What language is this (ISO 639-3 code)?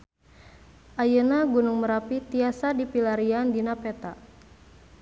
sun